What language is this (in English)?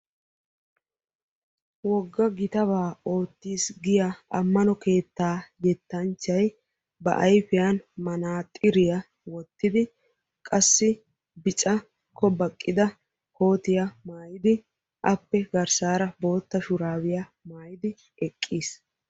Wolaytta